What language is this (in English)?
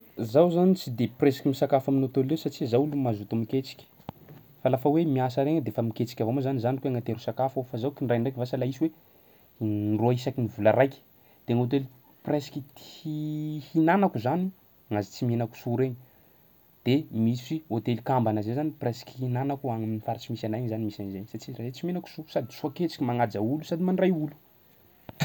Sakalava Malagasy